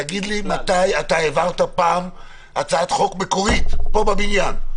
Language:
Hebrew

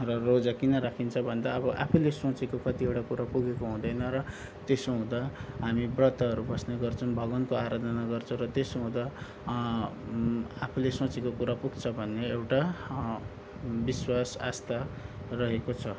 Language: Nepali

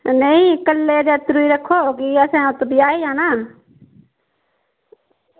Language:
Dogri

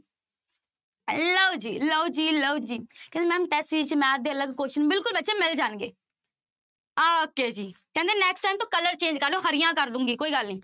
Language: Punjabi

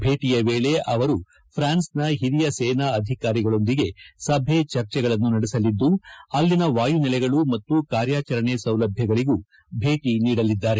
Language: Kannada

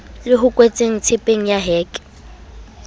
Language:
Southern Sotho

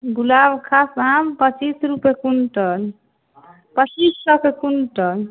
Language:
Maithili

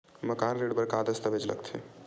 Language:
Chhattisgarhi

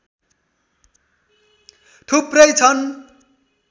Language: Nepali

